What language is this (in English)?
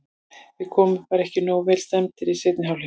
Icelandic